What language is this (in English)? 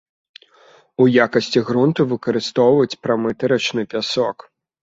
Belarusian